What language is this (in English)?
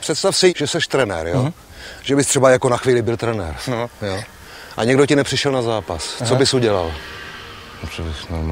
Czech